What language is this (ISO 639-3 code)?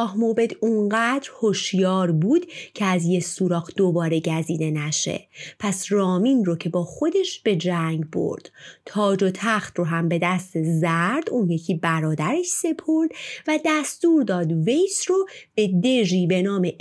fas